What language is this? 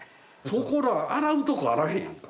Japanese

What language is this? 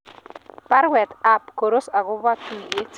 Kalenjin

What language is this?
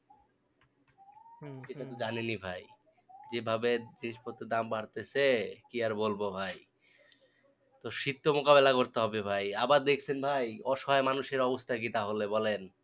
Bangla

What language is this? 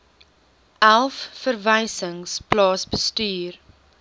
Afrikaans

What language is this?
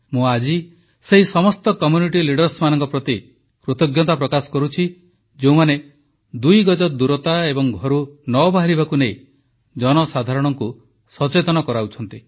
Odia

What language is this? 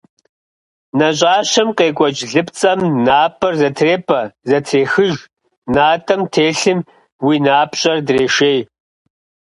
Kabardian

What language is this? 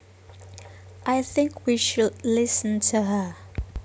Javanese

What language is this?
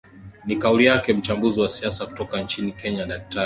Swahili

